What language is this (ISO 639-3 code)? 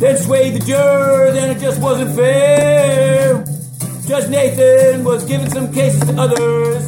eng